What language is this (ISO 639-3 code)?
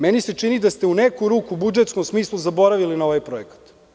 srp